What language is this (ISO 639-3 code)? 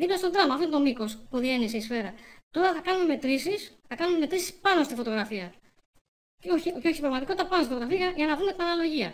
ell